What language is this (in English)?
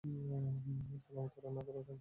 Bangla